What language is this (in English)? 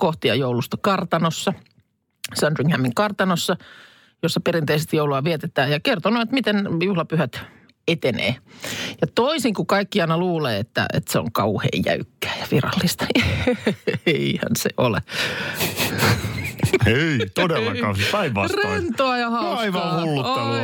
Finnish